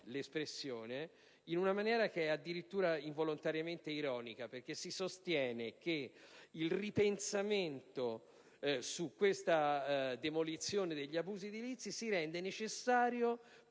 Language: Italian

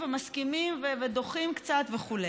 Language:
Hebrew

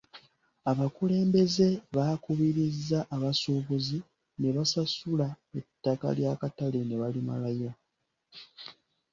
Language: Ganda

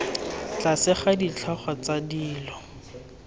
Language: Tswana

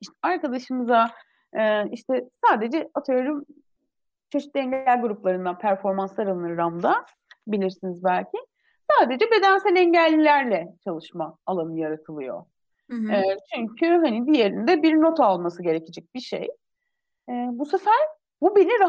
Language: Turkish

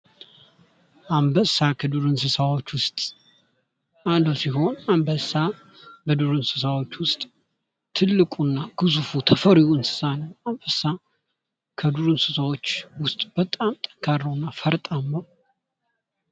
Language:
Amharic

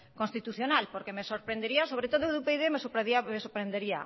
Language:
Spanish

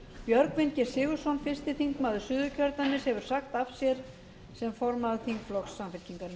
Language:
Icelandic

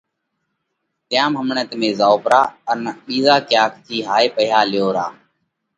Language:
Parkari Koli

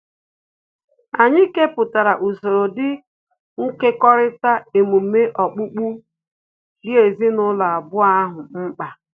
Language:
Igbo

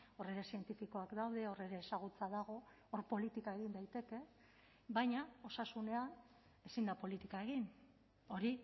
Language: Basque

